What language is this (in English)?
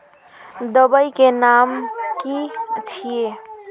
Magahi